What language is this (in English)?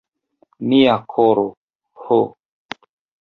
Esperanto